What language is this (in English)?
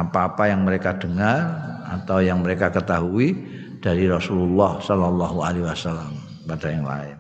Indonesian